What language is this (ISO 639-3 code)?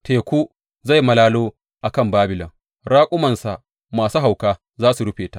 hau